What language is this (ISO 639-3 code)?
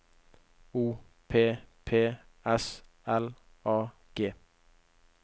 nor